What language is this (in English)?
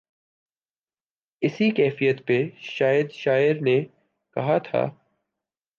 Urdu